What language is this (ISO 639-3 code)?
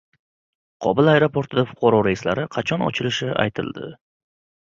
uzb